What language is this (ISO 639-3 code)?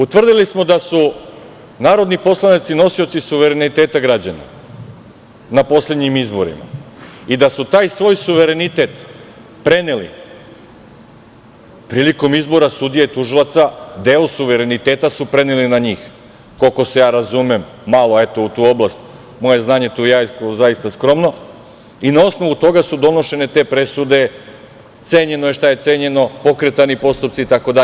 srp